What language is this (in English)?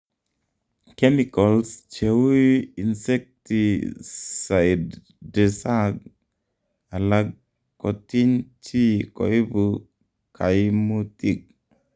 Kalenjin